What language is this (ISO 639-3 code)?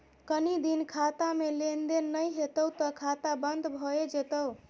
mai